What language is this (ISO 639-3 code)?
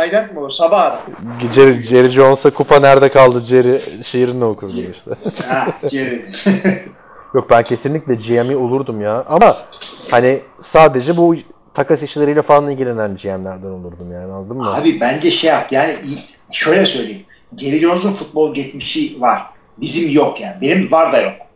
tur